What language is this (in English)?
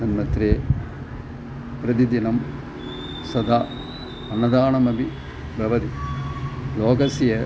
Sanskrit